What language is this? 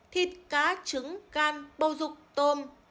Vietnamese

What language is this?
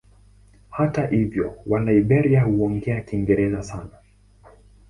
Swahili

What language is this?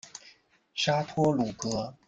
Chinese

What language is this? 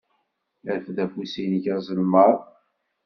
Kabyle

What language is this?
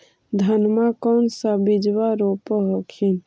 Magahi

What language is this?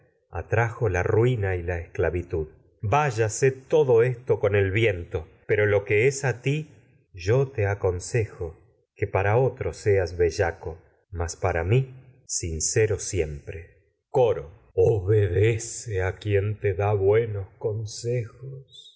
Spanish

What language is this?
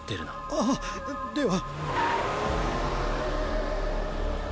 Japanese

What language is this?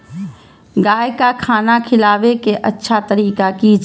Maithili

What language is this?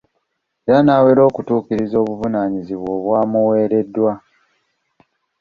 Ganda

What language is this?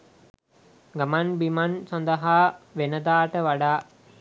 Sinhala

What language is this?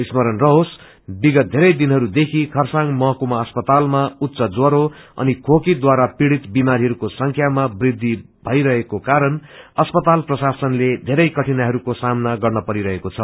Nepali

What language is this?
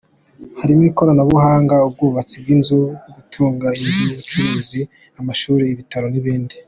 Kinyarwanda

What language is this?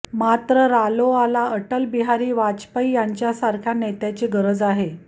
Marathi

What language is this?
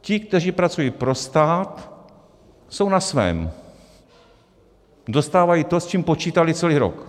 Czech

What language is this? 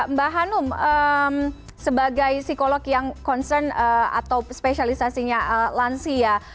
Indonesian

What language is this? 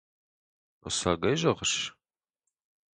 Ossetic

